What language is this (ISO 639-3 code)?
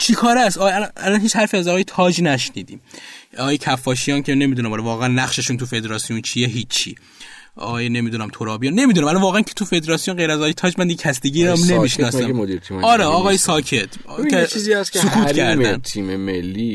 fas